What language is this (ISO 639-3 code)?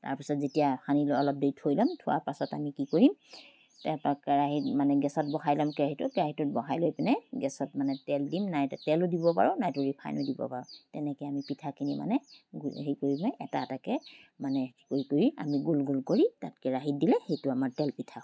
asm